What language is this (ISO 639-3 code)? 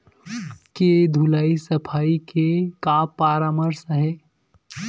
hne